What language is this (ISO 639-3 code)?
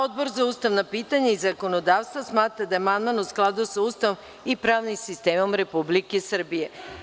srp